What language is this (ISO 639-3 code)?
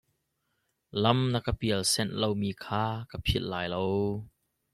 cnh